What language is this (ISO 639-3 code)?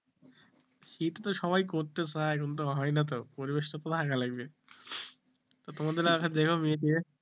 ben